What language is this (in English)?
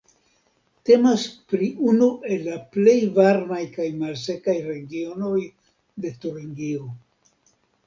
Esperanto